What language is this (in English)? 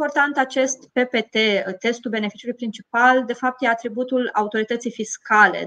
Romanian